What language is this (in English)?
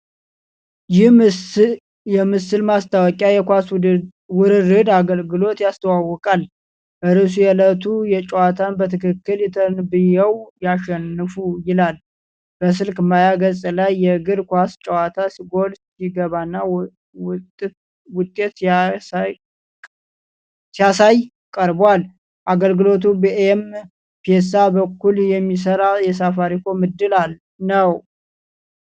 Amharic